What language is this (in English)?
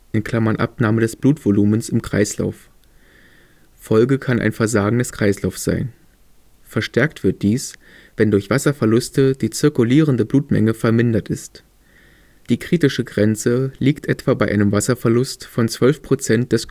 German